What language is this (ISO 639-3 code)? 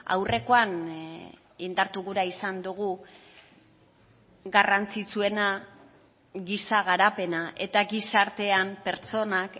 eus